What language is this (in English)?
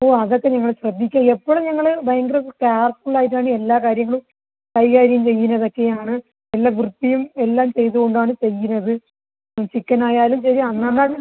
Malayalam